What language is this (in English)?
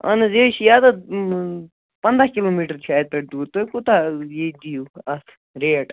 Kashmiri